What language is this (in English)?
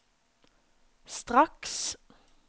Norwegian